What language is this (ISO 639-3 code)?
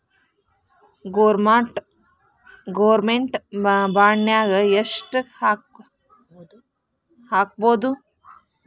kan